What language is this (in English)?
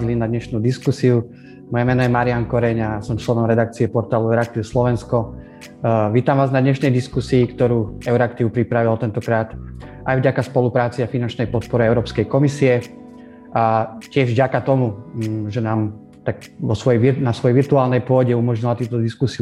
Slovak